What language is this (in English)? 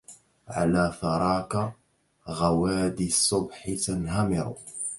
Arabic